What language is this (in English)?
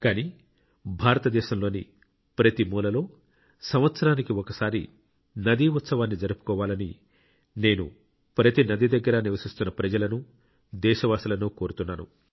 Telugu